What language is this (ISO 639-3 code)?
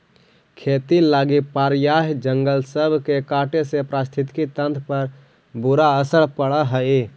mag